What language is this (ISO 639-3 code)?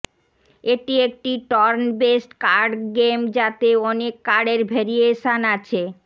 ben